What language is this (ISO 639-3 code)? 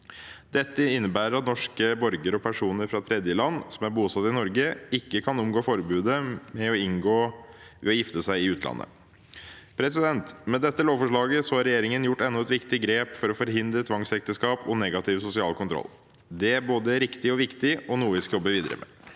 nor